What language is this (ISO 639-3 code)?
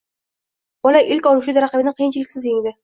uzb